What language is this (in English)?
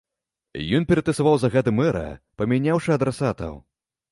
Belarusian